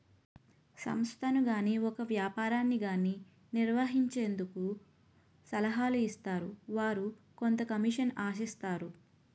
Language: Telugu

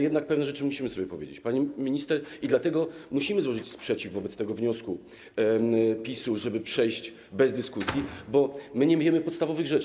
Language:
Polish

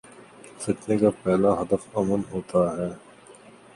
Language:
Urdu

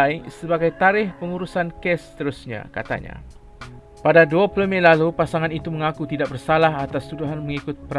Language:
Malay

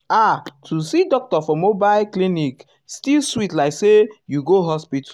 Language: Nigerian Pidgin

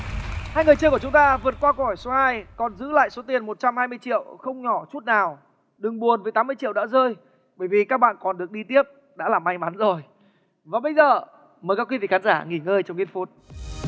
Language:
Vietnamese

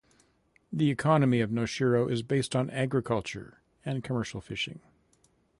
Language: English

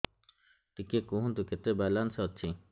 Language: Odia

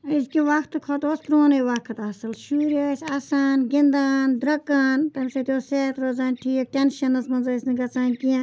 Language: Kashmiri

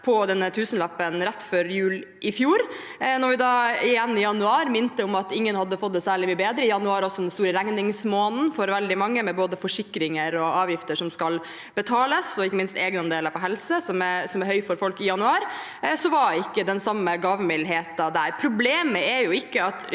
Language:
Norwegian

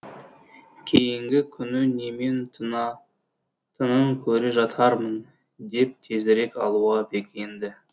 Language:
Kazakh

